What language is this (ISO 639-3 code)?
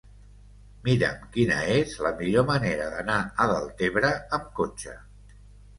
cat